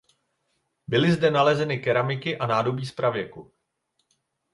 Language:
Czech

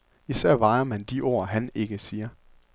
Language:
Danish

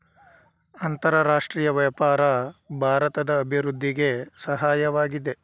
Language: Kannada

